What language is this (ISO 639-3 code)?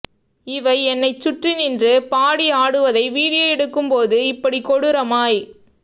tam